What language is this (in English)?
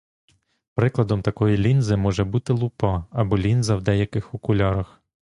Ukrainian